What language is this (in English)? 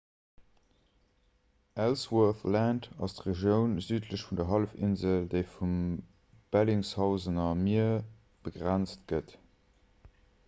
Luxembourgish